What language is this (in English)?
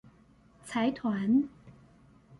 Chinese